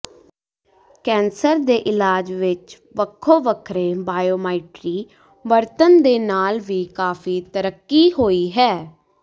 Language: Punjabi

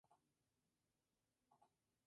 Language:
Spanish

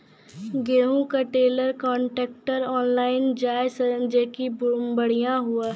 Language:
Maithili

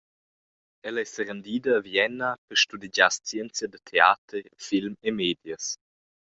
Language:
Romansh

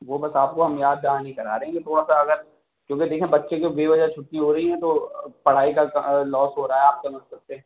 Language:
Urdu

